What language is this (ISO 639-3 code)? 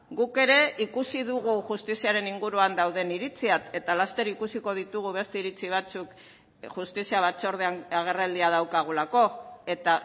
eus